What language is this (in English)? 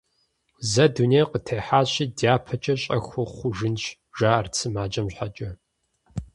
Kabardian